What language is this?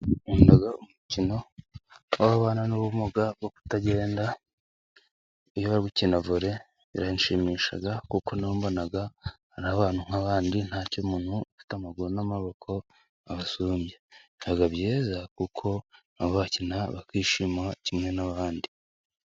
Kinyarwanda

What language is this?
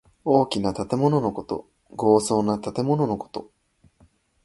Japanese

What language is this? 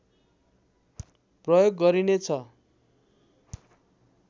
Nepali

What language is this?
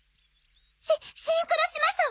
Japanese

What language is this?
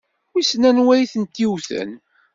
Kabyle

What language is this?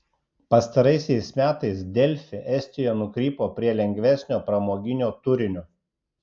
Lithuanian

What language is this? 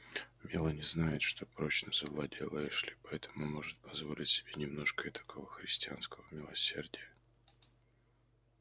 Russian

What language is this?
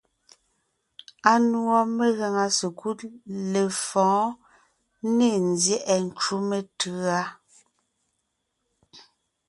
Ngiemboon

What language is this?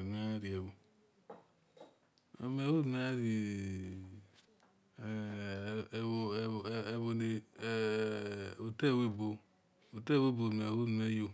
Esan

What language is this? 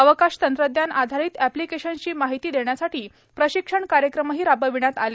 Marathi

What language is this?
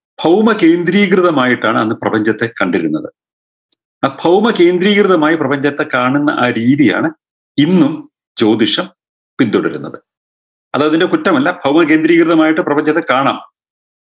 Malayalam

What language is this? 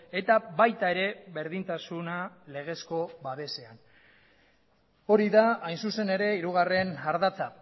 Basque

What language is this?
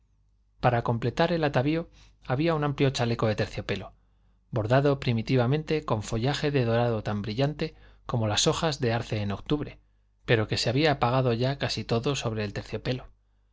Spanish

